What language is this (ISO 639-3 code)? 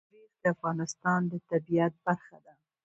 pus